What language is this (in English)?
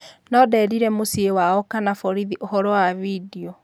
Kikuyu